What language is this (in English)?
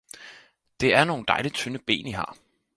Danish